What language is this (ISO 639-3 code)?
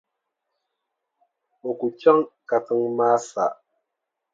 dag